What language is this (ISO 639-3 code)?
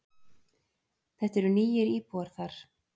isl